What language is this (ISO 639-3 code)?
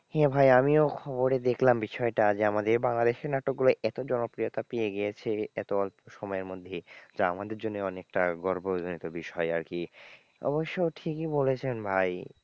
ben